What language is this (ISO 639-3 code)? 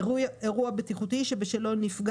heb